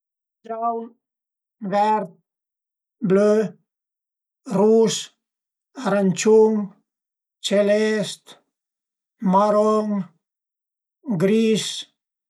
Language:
Piedmontese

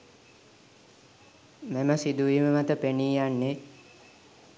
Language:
Sinhala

